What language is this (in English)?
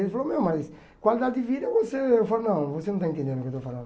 Portuguese